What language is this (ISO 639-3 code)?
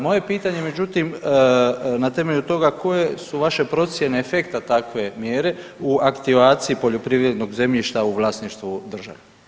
hrv